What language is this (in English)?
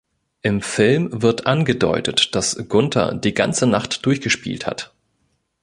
German